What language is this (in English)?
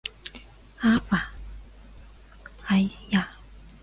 Chinese